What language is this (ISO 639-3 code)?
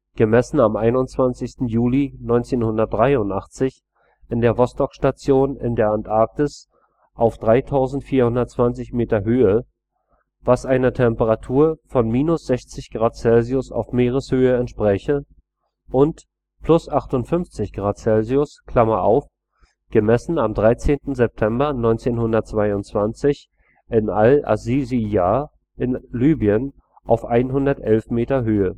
deu